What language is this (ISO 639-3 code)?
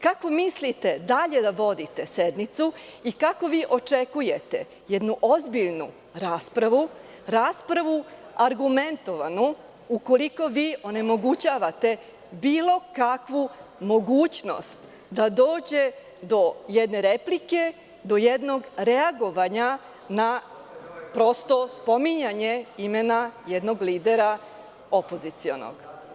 srp